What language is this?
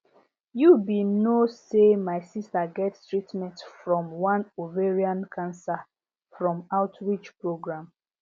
Nigerian Pidgin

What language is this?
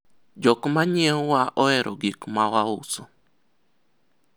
Luo (Kenya and Tanzania)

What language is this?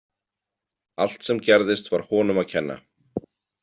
Icelandic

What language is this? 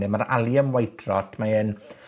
Welsh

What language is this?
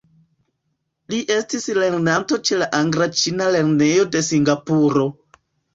Esperanto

